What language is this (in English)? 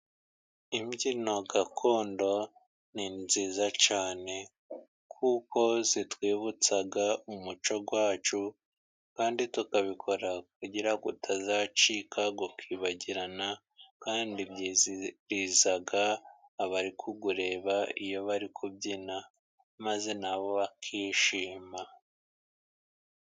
Kinyarwanda